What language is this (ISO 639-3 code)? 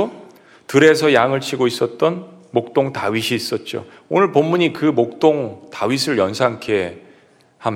kor